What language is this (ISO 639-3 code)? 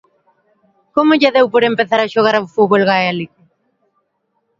glg